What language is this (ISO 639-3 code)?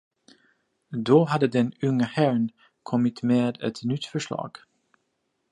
swe